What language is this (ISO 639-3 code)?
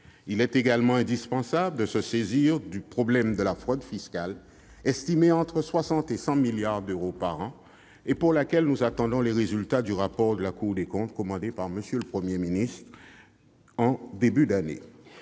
fra